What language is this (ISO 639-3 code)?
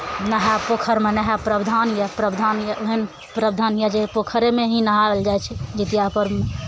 mai